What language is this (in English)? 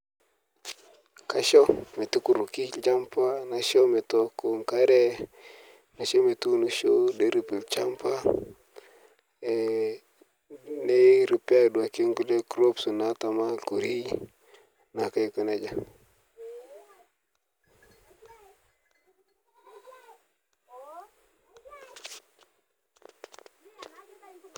Masai